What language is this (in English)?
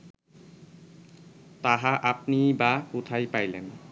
Bangla